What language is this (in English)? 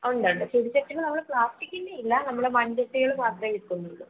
Malayalam